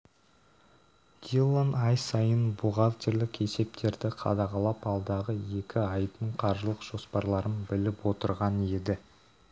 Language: Kazakh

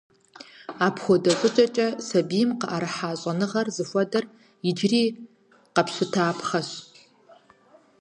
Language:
Kabardian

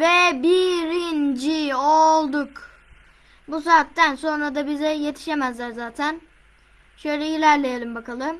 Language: Turkish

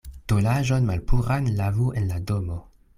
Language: Esperanto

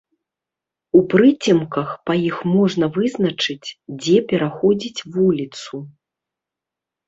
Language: Belarusian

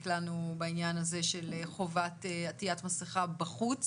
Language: Hebrew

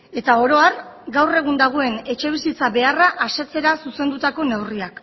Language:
Basque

